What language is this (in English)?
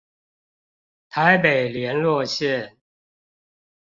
Chinese